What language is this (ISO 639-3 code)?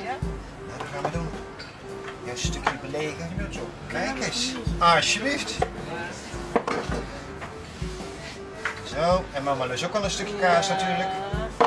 nld